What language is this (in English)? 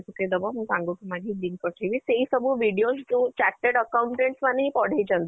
Odia